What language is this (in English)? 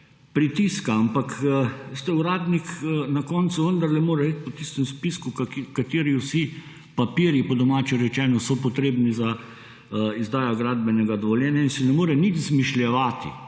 Slovenian